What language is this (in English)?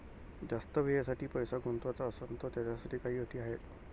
Marathi